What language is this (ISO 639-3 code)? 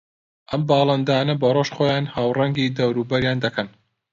ckb